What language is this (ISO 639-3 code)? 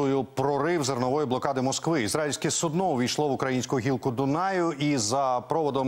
ukr